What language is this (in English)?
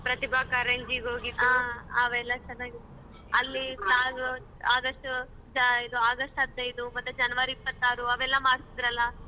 Kannada